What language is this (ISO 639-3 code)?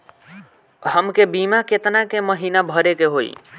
bho